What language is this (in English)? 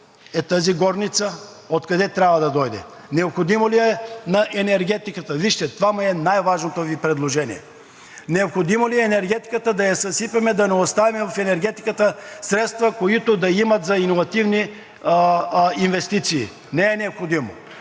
Bulgarian